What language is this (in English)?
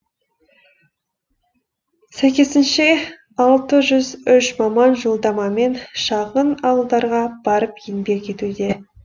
Kazakh